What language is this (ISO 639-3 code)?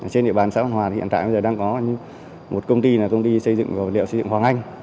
vie